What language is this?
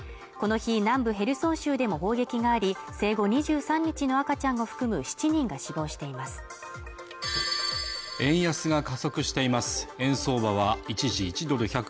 Japanese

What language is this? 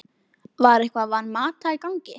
Icelandic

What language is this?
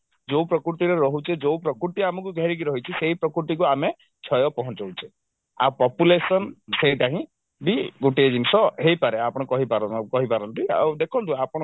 Odia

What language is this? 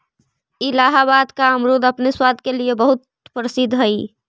Magahi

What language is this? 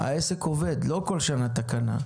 Hebrew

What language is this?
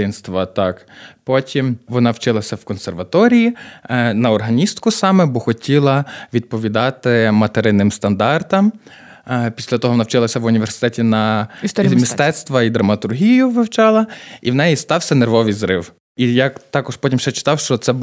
Ukrainian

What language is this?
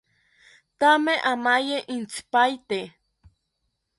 South Ucayali Ashéninka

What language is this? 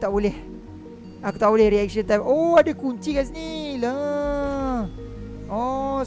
Malay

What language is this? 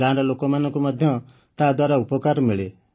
Odia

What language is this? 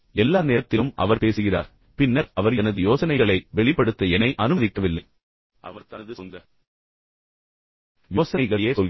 Tamil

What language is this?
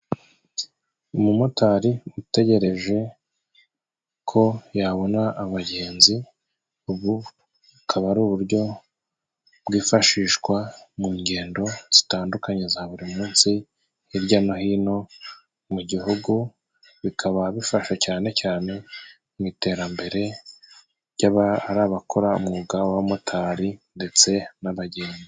Kinyarwanda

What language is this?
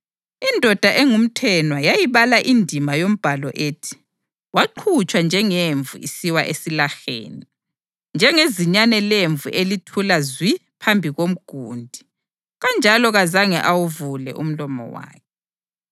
North Ndebele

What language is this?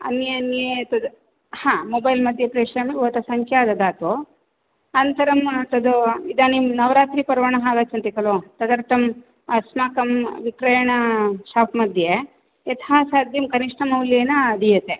Sanskrit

